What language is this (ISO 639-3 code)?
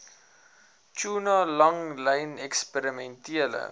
afr